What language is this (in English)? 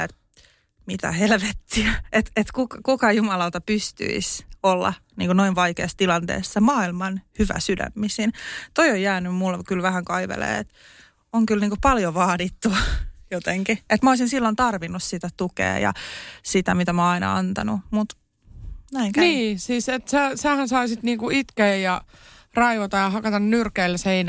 Finnish